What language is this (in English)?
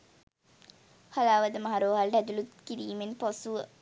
Sinhala